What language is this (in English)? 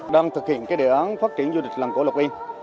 Vietnamese